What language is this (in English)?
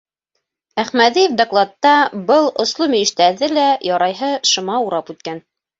Bashkir